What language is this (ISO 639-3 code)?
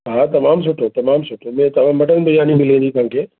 snd